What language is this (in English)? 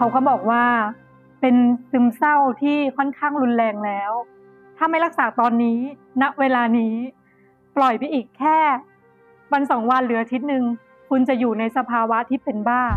Thai